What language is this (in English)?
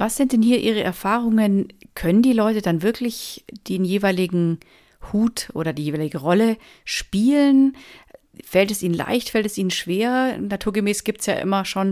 German